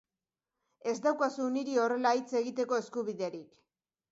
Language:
Basque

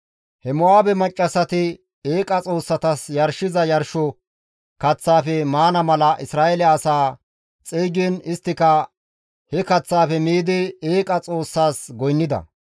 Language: Gamo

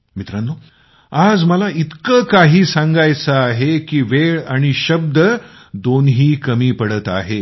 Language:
Marathi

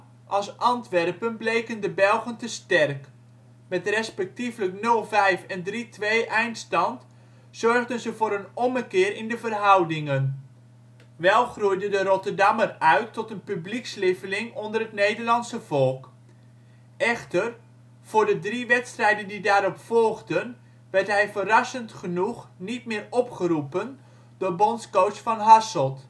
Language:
Dutch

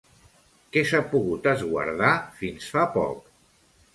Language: Catalan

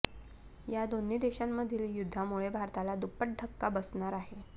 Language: Marathi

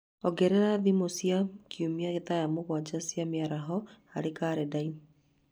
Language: Kikuyu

